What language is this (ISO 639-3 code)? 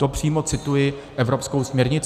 ces